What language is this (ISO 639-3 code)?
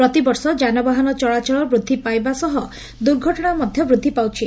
ori